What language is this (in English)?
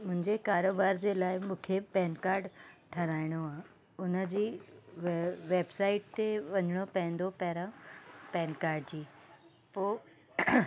Sindhi